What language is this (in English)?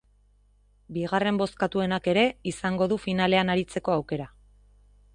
Basque